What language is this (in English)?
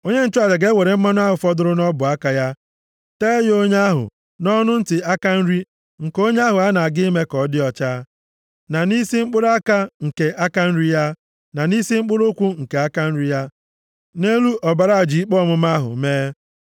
Igbo